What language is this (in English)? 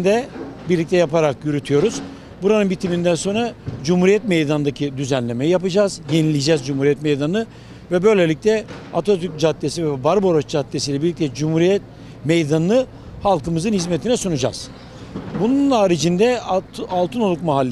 Turkish